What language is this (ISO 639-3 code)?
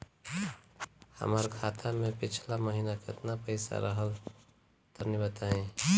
bho